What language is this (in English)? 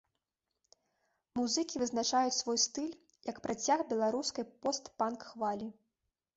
Belarusian